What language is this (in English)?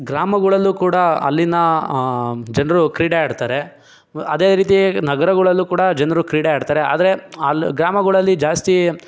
Kannada